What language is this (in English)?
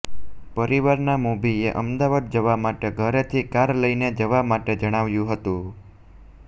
Gujarati